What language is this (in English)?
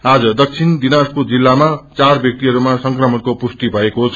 Nepali